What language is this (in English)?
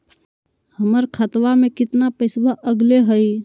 Magahi